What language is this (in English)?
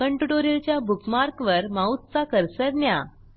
Marathi